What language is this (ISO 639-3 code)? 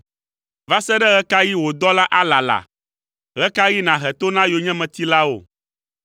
ewe